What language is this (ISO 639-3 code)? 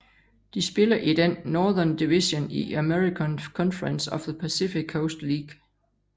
dan